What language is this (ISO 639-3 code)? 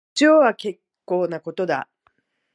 jpn